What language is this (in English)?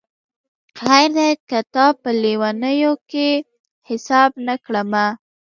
Pashto